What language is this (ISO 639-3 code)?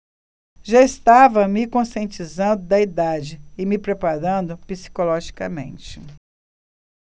por